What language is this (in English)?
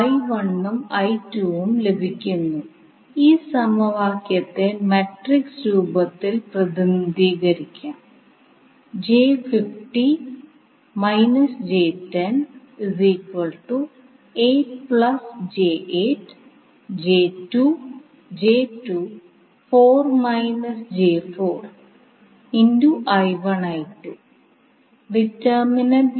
Malayalam